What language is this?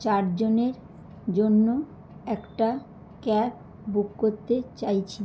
Bangla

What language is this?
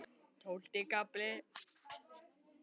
Icelandic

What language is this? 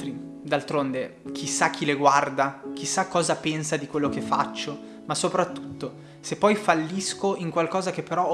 Italian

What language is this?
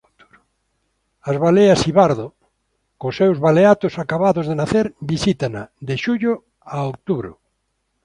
Galician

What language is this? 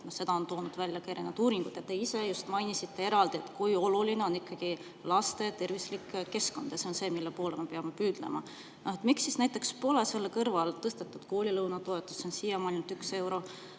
Estonian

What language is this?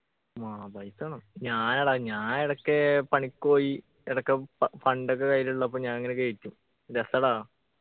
Malayalam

